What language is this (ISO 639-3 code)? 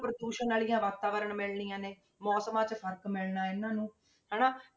pan